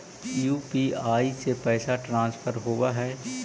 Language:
Magahi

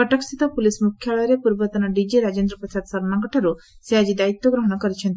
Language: Odia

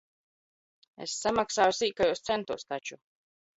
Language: Latvian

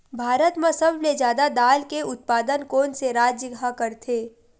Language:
Chhattisgarhi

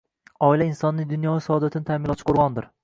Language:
Uzbek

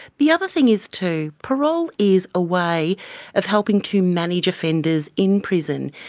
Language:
English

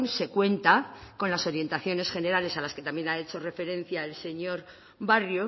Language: Spanish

